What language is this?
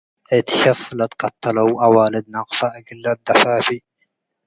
Tigre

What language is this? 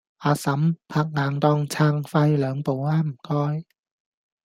Cantonese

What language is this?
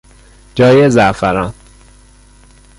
Persian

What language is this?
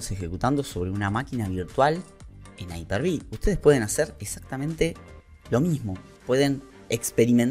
Spanish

